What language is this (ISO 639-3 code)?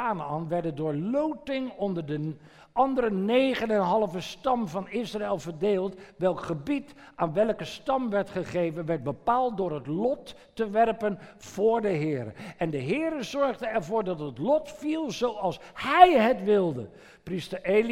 nld